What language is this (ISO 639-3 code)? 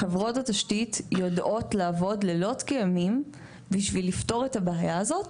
heb